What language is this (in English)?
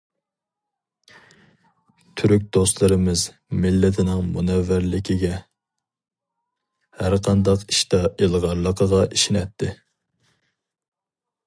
Uyghur